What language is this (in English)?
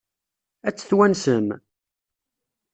Kabyle